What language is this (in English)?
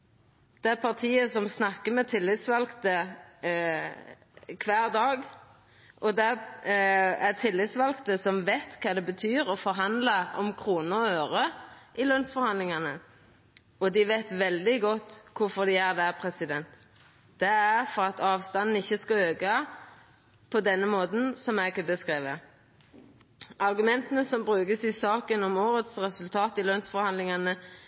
Norwegian Nynorsk